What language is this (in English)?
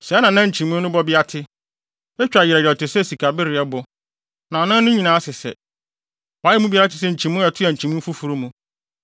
Akan